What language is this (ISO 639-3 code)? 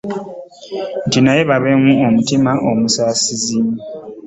lug